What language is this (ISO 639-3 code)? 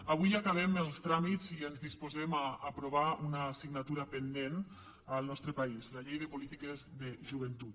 cat